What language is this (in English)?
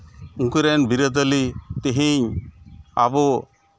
Santali